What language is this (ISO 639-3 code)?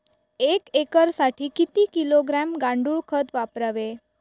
mar